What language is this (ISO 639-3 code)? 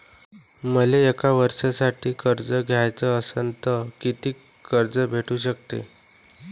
mar